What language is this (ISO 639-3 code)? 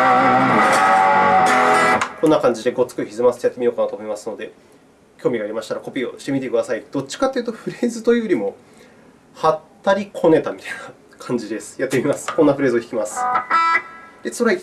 jpn